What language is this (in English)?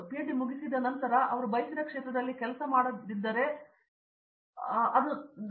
Kannada